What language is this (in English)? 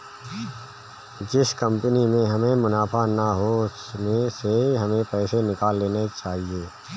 Hindi